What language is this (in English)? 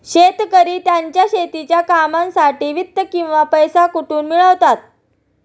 Marathi